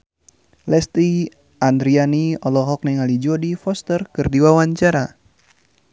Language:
Sundanese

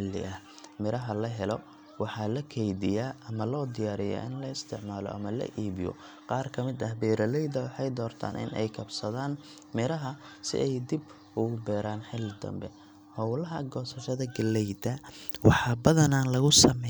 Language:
Somali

